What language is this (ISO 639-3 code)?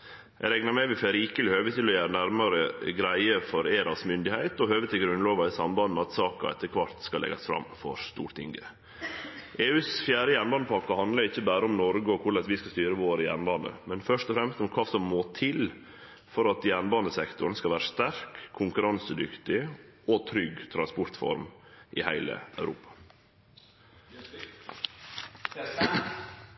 nno